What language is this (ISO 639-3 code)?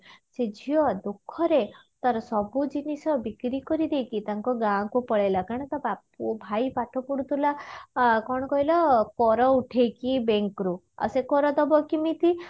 ori